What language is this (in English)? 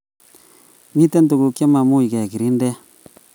Kalenjin